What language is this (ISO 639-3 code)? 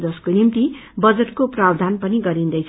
nep